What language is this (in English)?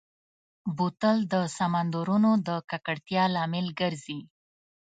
Pashto